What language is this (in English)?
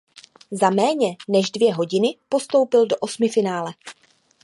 Czech